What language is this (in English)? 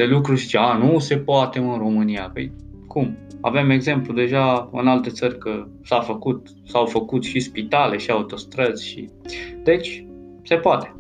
Romanian